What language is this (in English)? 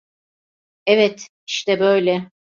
Turkish